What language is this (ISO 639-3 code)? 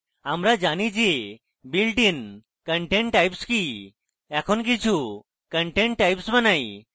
ben